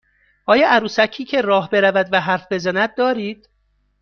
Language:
Persian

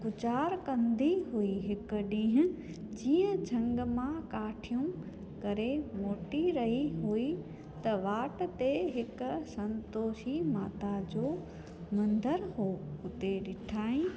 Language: Sindhi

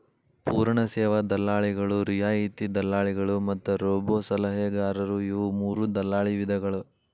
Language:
Kannada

